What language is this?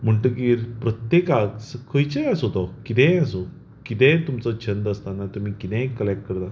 Konkani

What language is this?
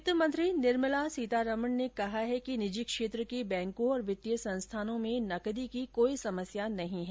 Hindi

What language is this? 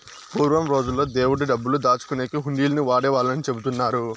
Telugu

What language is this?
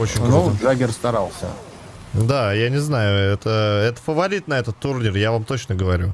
Russian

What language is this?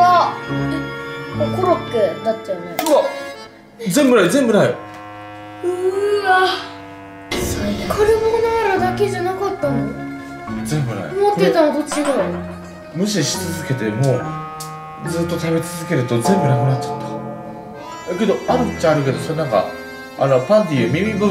Japanese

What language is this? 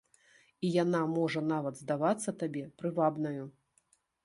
Belarusian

